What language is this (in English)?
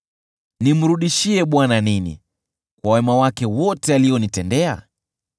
Swahili